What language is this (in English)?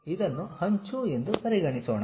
Kannada